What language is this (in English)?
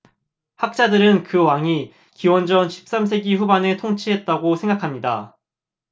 Korean